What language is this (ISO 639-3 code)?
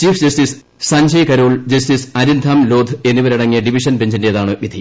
mal